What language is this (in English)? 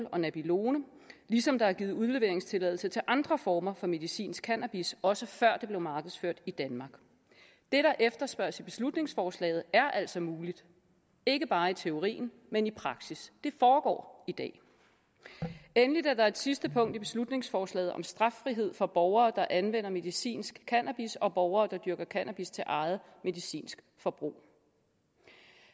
Danish